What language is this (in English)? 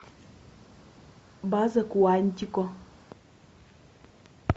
Russian